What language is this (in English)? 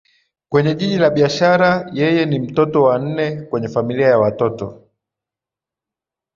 Swahili